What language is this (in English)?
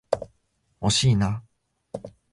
Japanese